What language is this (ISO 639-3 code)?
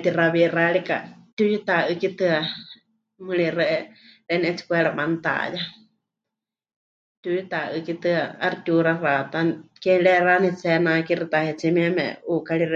hch